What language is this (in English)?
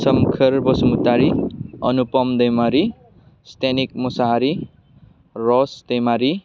Bodo